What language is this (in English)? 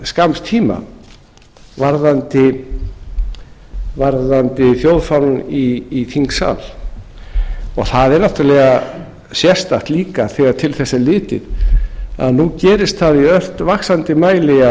Icelandic